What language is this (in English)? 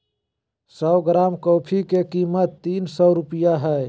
Magahi